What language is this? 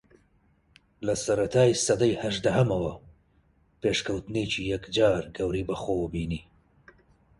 Central Kurdish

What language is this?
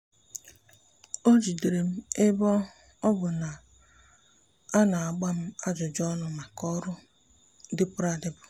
Igbo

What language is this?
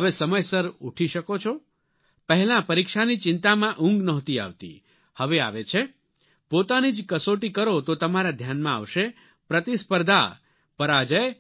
Gujarati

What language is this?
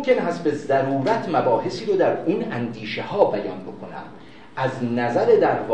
Persian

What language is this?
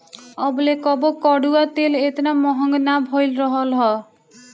Bhojpuri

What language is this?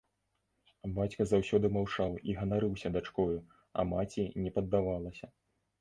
Belarusian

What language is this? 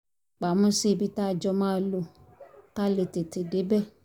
Yoruba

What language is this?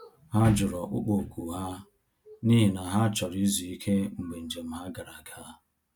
Igbo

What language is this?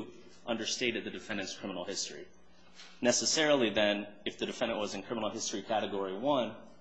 English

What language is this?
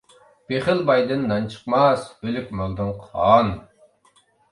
Uyghur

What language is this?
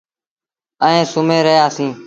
Sindhi Bhil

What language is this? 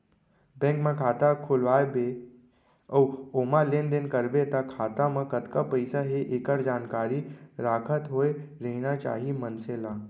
Chhattisgarhi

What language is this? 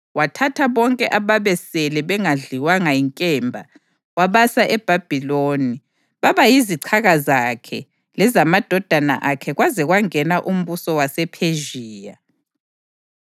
North Ndebele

